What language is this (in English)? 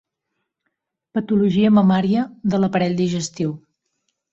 Catalan